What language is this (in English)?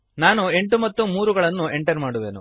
Kannada